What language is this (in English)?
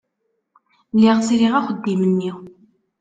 Kabyle